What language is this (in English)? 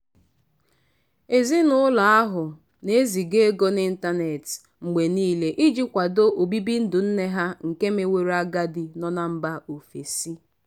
Igbo